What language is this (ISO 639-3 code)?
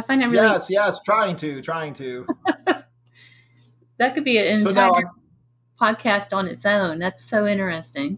eng